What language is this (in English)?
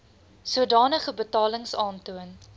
Afrikaans